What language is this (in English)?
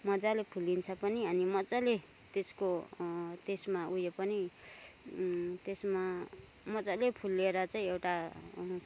Nepali